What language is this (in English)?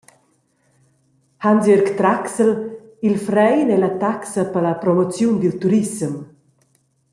Romansh